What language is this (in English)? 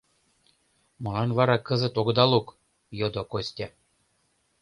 Mari